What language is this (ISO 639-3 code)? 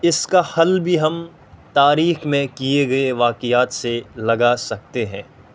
urd